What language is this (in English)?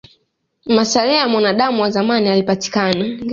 Swahili